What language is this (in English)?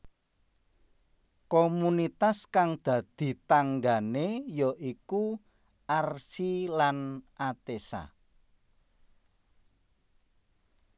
Javanese